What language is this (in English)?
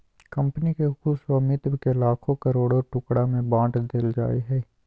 Magahi